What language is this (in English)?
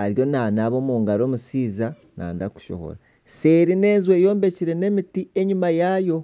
Nyankole